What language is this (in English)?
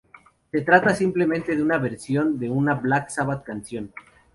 Spanish